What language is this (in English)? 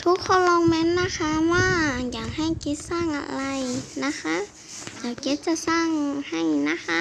Thai